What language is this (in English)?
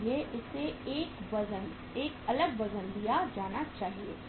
Hindi